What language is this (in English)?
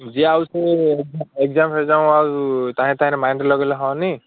Odia